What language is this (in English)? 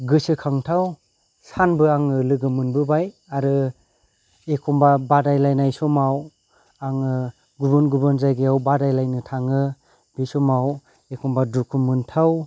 Bodo